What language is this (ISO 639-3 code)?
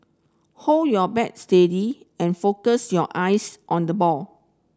eng